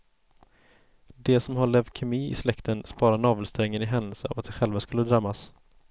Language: Swedish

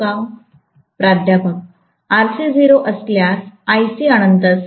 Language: Marathi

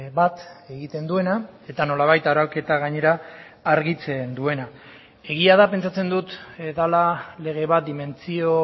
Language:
Basque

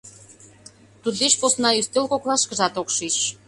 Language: Mari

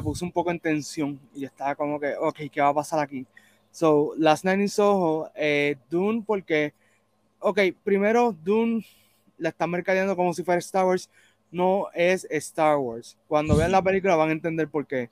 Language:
Spanish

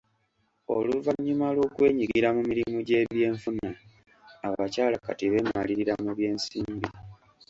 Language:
Ganda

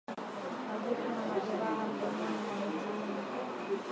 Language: Swahili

